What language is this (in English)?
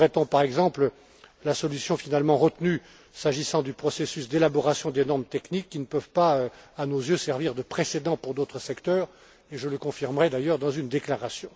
French